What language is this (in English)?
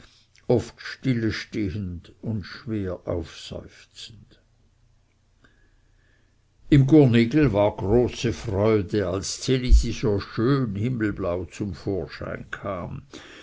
German